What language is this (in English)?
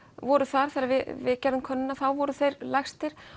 Icelandic